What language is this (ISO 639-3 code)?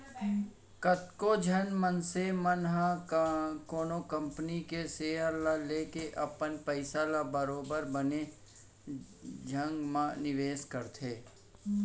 hne